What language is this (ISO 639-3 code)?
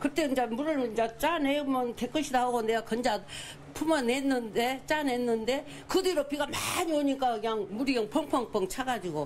kor